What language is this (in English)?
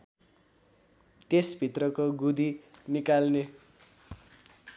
Nepali